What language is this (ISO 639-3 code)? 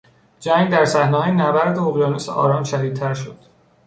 fas